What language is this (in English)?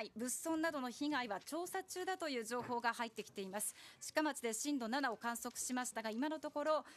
Japanese